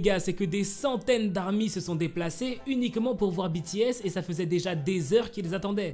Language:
French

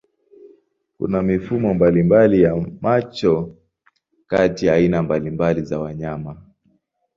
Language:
Swahili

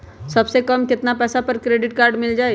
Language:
Magahi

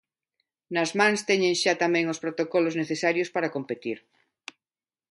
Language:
Galician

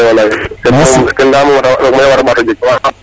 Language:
Serer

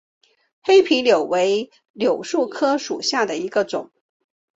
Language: Chinese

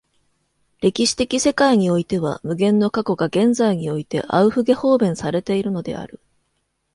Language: Japanese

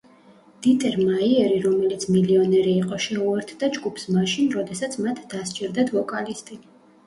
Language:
Georgian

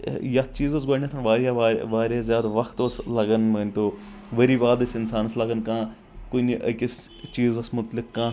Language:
Kashmiri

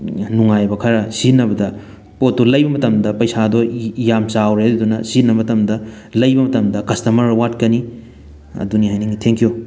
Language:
Manipuri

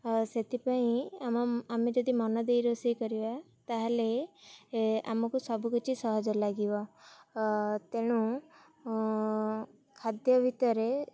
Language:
Odia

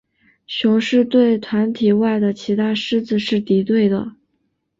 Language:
Chinese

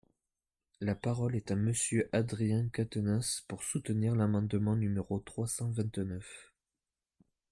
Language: French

